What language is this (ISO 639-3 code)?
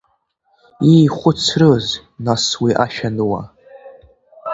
abk